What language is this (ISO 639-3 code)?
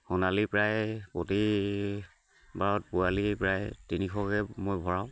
asm